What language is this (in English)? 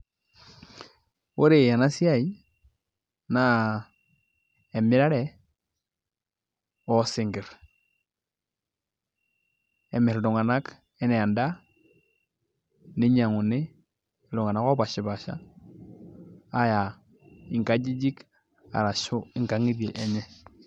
Masai